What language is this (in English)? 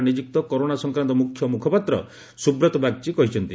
Odia